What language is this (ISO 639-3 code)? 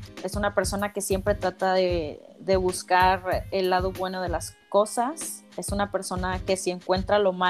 spa